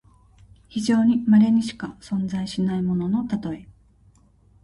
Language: Japanese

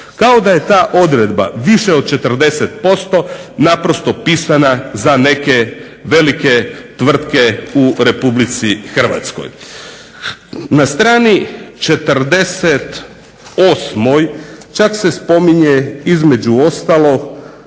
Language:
Croatian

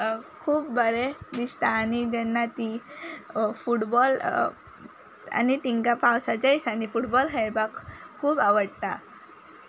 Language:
Konkani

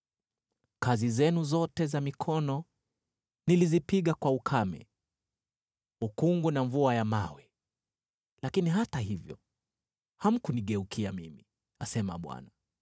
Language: Swahili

